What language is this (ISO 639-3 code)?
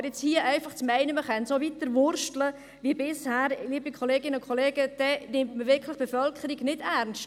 gsw